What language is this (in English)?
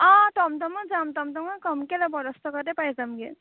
Assamese